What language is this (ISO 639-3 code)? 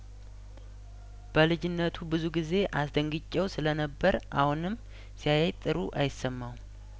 amh